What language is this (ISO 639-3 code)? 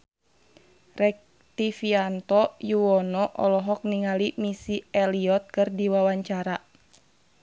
sun